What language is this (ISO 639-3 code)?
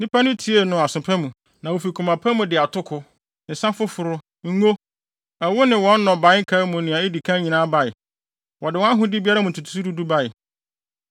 aka